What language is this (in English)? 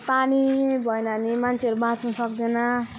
Nepali